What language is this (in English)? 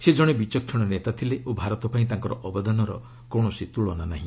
Odia